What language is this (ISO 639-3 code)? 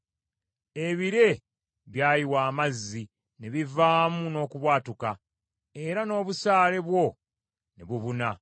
lug